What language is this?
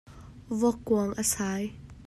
Hakha Chin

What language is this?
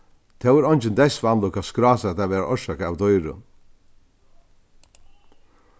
Faroese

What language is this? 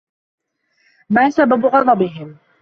Arabic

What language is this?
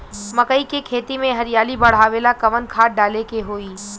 Bhojpuri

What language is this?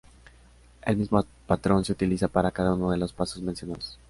Spanish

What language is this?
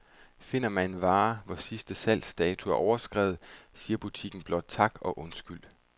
Danish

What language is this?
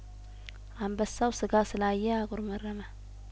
Amharic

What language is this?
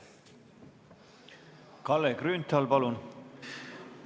Estonian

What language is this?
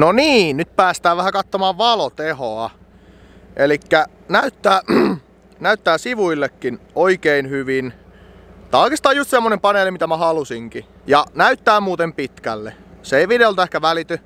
Finnish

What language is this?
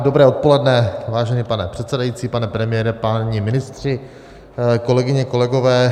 Czech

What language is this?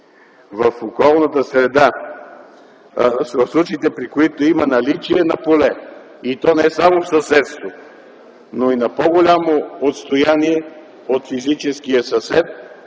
Bulgarian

